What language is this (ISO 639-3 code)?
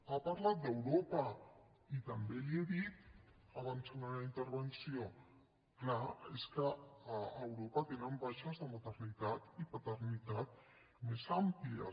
cat